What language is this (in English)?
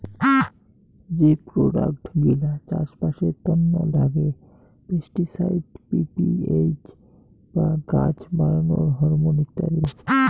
Bangla